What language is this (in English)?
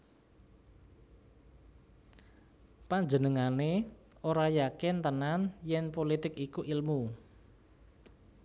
Javanese